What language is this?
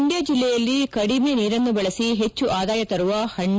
Kannada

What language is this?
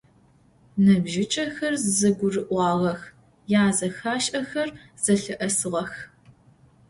Adyghe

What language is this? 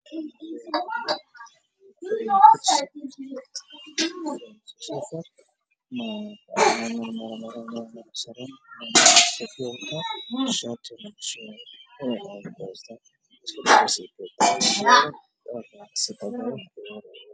Somali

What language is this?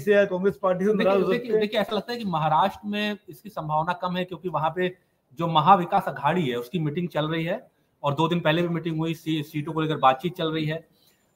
Hindi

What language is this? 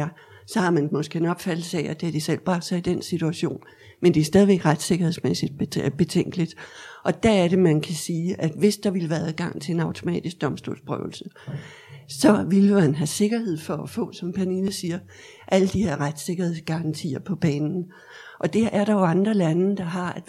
Danish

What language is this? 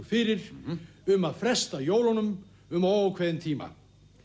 Icelandic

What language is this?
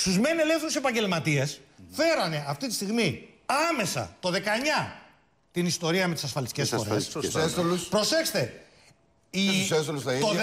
Greek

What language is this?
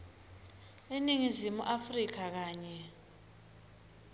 Swati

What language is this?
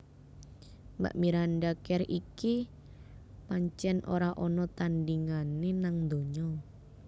Javanese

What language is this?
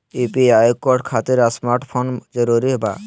Magahi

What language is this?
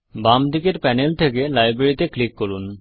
Bangla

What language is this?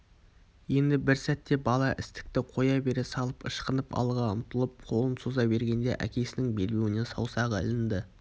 Kazakh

